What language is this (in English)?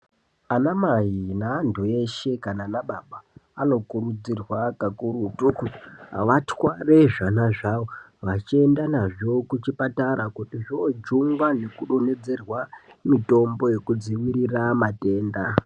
Ndau